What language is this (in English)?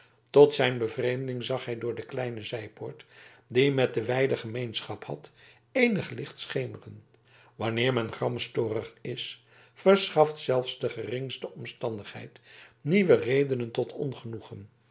Dutch